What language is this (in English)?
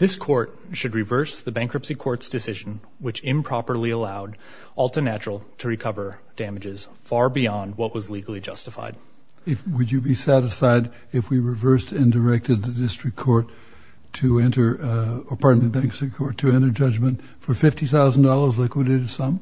English